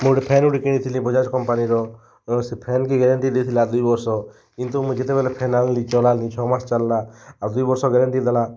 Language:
Odia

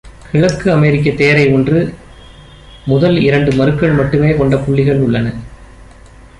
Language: Tamil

